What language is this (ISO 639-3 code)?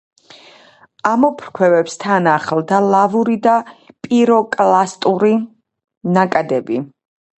kat